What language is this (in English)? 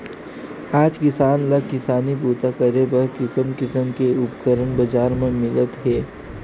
Chhattisgarhi